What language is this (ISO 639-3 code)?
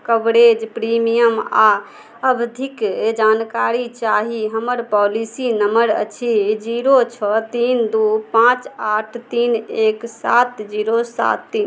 mai